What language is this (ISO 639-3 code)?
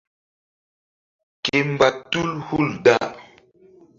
mdd